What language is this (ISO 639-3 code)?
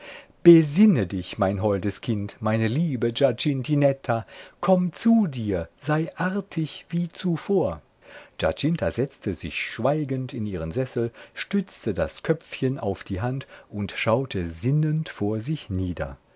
deu